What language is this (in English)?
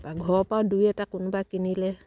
Assamese